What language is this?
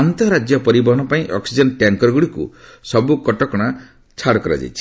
Odia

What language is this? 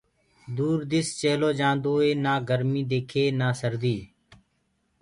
Gurgula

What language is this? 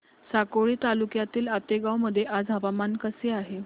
Marathi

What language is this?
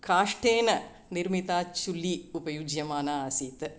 Sanskrit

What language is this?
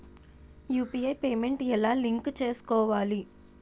Telugu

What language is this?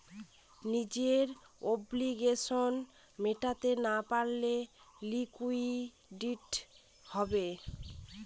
Bangla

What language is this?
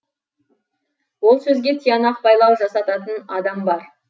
Kazakh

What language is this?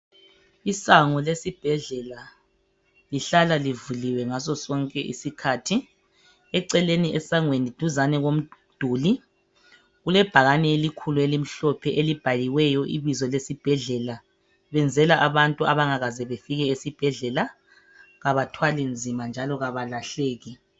North Ndebele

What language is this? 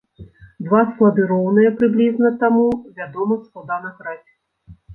Belarusian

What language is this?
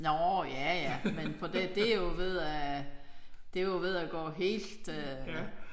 Danish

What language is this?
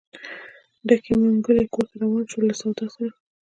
Pashto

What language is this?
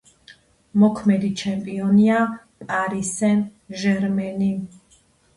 Georgian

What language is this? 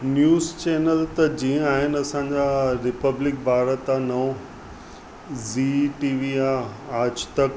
Sindhi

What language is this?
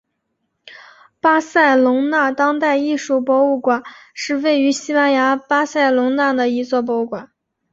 Chinese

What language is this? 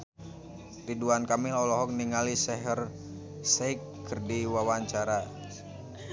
Sundanese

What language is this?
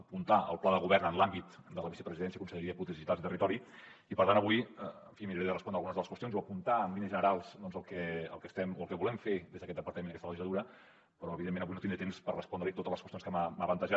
Catalan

